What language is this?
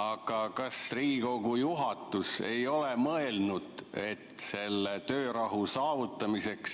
Estonian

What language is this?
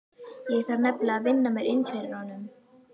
Icelandic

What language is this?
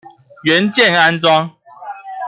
Chinese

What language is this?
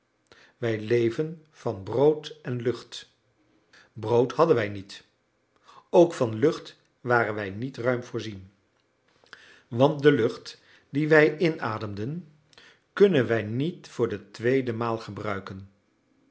Dutch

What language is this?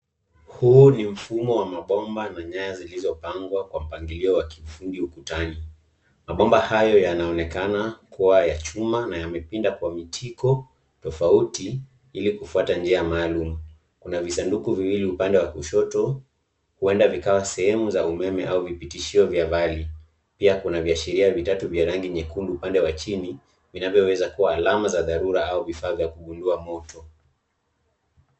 Swahili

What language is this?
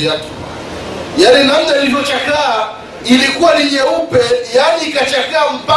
Swahili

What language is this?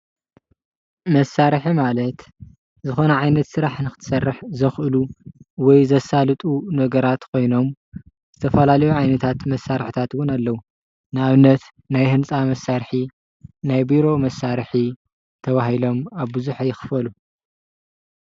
Tigrinya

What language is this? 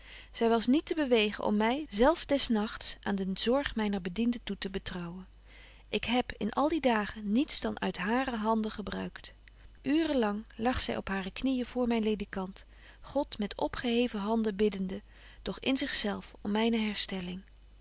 Dutch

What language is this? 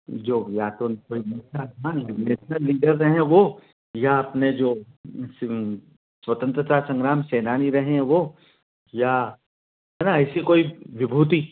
Hindi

